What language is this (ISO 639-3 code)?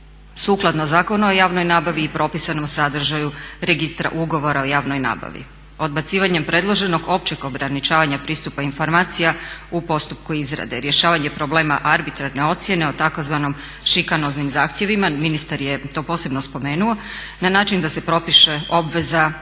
hrv